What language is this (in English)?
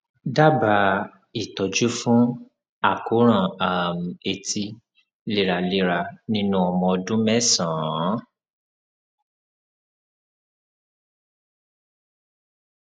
Yoruba